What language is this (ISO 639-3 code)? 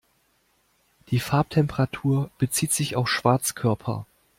deu